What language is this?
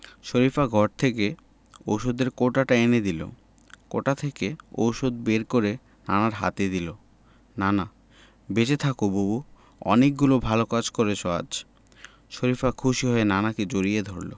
Bangla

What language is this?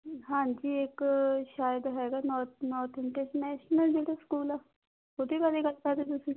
Punjabi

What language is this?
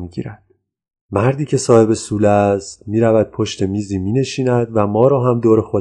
Persian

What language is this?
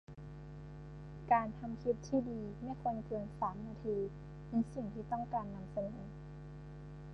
Thai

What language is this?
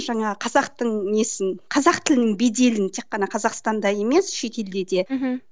Kazakh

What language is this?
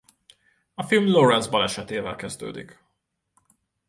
Hungarian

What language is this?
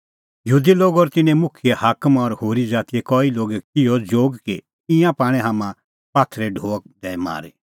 Kullu Pahari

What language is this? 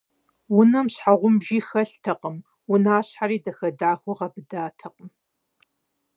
Kabardian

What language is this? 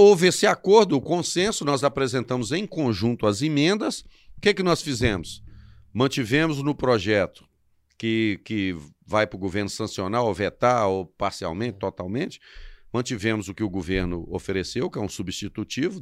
Portuguese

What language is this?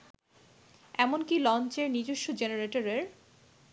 Bangla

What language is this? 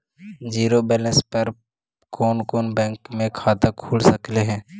Magahi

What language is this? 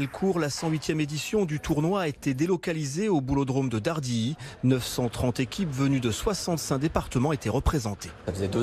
French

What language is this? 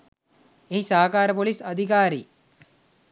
Sinhala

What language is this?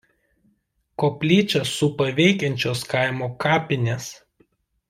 Lithuanian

